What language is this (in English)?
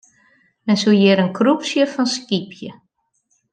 Western Frisian